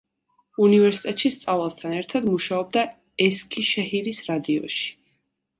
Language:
Georgian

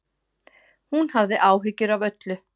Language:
Icelandic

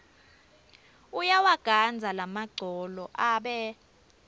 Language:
Swati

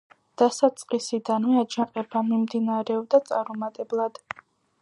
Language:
Georgian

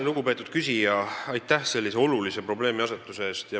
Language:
Estonian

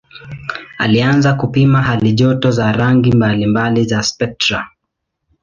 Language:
Swahili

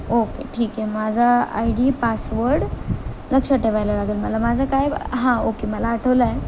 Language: Marathi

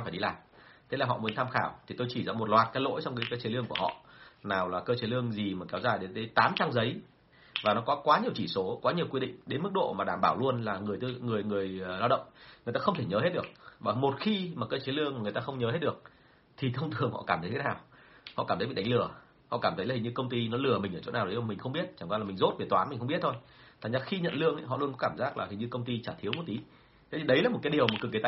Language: Vietnamese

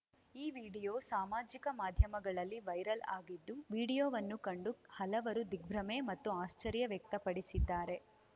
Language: Kannada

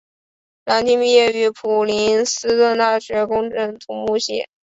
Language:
Chinese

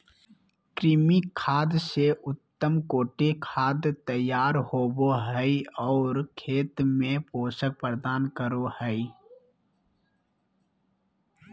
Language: Magahi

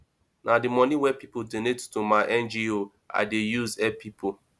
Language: Nigerian Pidgin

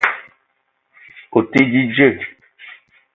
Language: Eton (Cameroon)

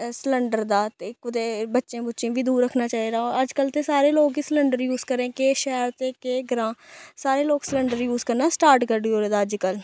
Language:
Dogri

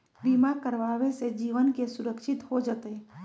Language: Magahi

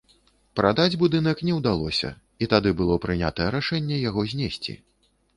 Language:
Belarusian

